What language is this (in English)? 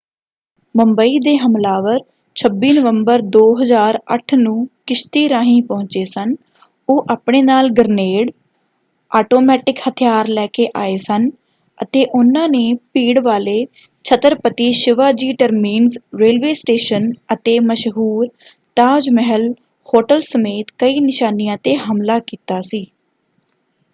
Punjabi